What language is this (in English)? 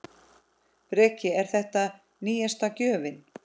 Icelandic